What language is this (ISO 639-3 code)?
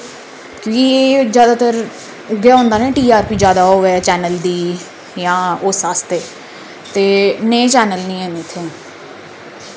doi